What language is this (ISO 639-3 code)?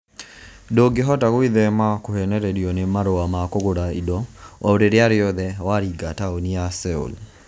kik